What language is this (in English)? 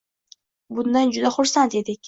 Uzbek